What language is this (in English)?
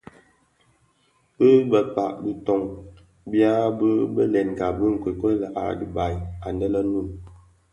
Bafia